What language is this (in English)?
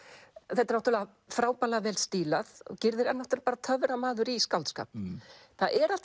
Icelandic